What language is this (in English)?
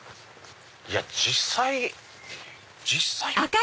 Japanese